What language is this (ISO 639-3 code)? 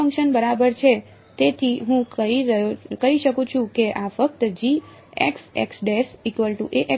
guj